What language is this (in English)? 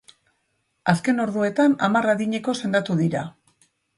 Basque